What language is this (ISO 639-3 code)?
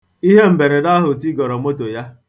ibo